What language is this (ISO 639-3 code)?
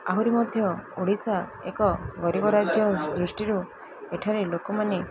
ori